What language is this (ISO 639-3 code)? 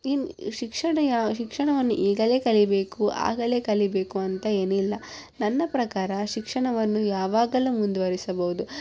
kan